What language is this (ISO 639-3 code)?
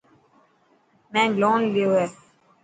mki